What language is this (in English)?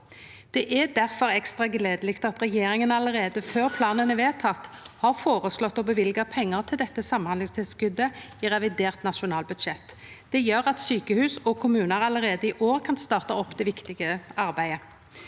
Norwegian